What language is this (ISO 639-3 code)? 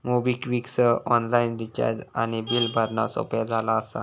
mar